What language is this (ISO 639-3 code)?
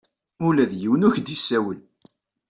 kab